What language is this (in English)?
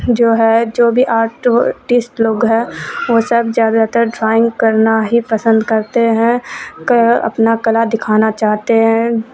Urdu